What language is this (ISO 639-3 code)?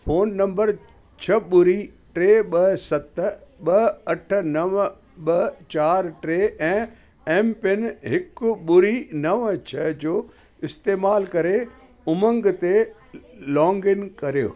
snd